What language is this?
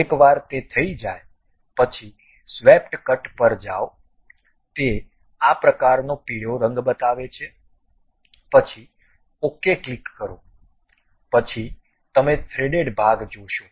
Gujarati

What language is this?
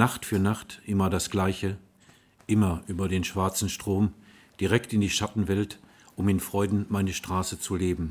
German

